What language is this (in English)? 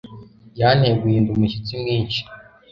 Kinyarwanda